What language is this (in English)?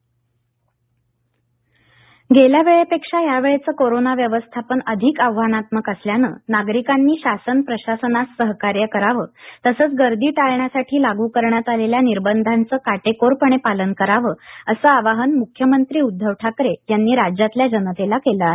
Marathi